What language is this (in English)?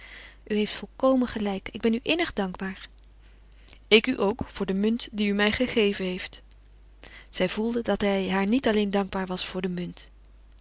Dutch